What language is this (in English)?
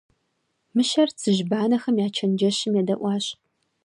Kabardian